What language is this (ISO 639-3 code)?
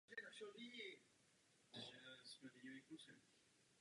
ces